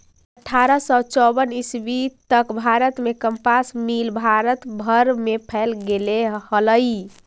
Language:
Magahi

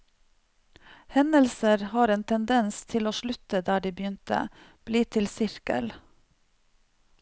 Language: Norwegian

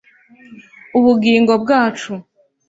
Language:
Kinyarwanda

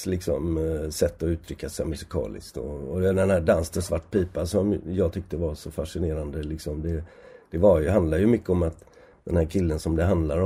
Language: Swedish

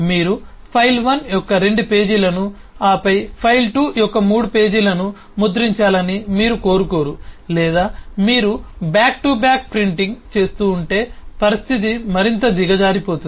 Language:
Telugu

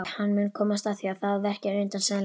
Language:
Icelandic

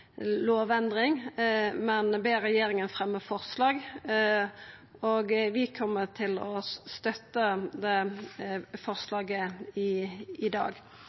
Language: Norwegian Nynorsk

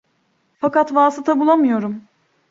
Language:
Turkish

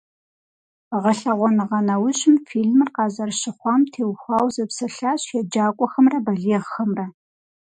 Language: Kabardian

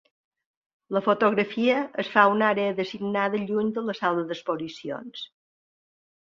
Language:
Catalan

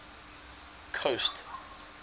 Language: English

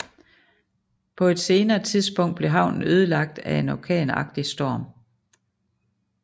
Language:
Danish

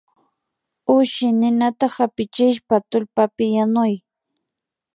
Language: Imbabura Highland Quichua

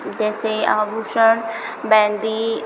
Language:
Hindi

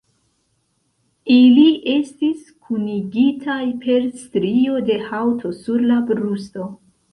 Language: Esperanto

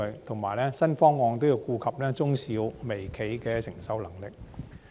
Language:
Cantonese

